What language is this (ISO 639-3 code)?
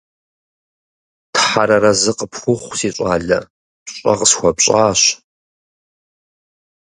kbd